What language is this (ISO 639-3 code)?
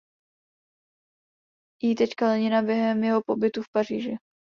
ces